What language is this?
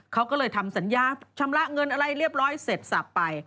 Thai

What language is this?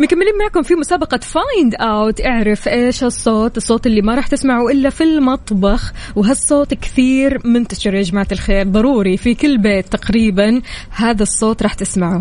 Arabic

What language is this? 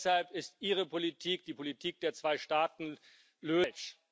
German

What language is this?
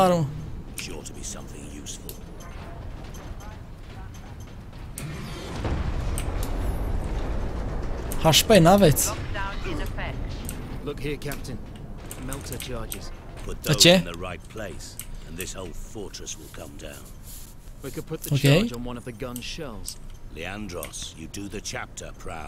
Romanian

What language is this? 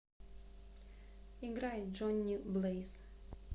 Russian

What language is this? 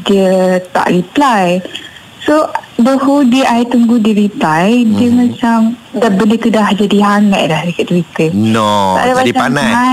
Malay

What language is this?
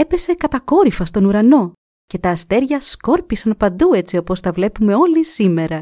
Greek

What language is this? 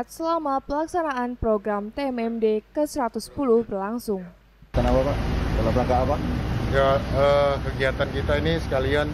Indonesian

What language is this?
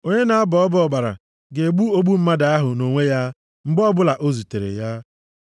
Igbo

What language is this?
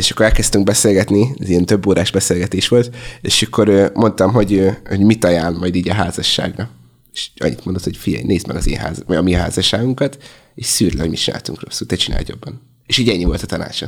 Hungarian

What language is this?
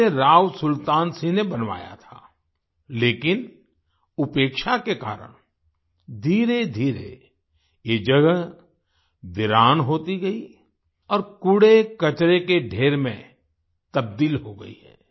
Hindi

